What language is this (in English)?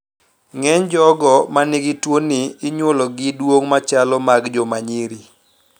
Luo (Kenya and Tanzania)